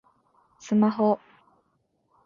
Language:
Japanese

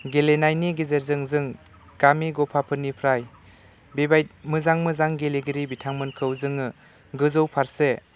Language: Bodo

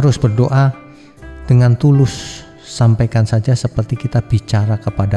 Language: Indonesian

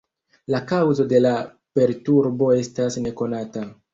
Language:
Esperanto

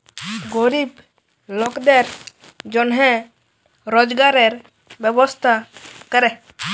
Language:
Bangla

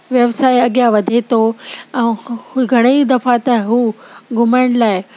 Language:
Sindhi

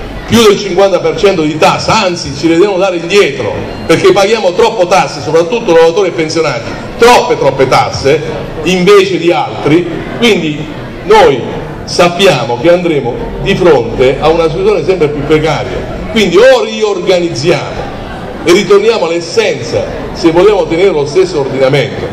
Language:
Italian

